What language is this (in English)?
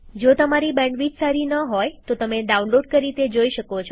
Gujarati